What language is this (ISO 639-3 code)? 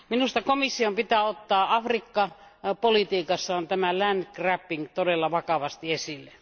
fin